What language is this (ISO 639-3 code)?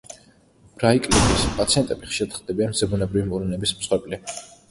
kat